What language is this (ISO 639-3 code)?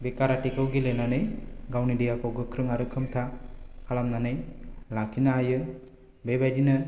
brx